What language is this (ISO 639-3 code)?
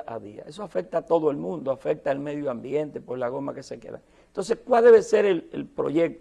spa